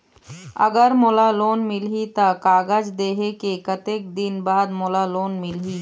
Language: Chhattisgarhi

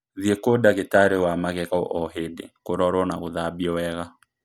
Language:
Kikuyu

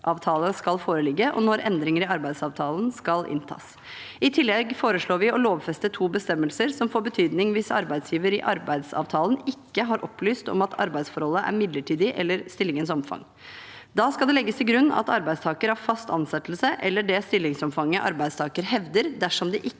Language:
Norwegian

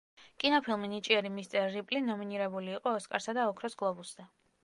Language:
Georgian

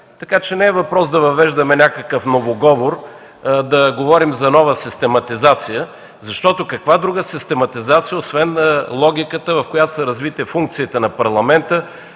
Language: Bulgarian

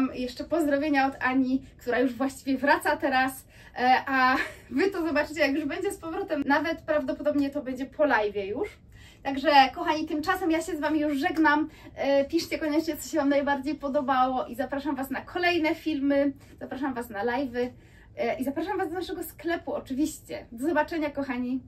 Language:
Polish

